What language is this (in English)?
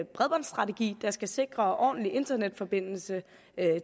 Danish